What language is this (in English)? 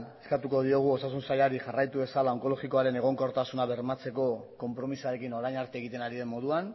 Basque